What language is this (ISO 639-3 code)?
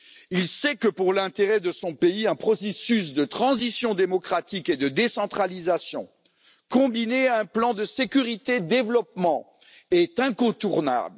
fra